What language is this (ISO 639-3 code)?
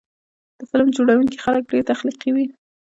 pus